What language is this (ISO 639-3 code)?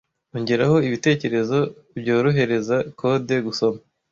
kin